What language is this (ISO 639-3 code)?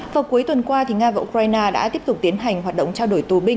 vie